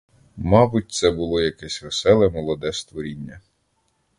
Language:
Ukrainian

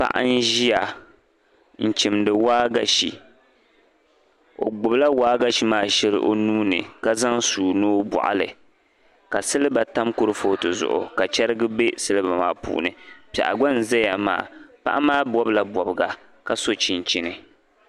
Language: Dagbani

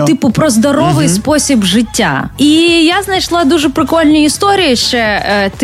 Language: Ukrainian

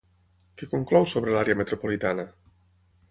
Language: Catalan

